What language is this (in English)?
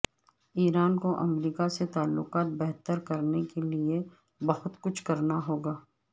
Urdu